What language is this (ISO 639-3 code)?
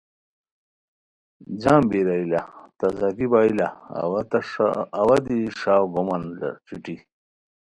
khw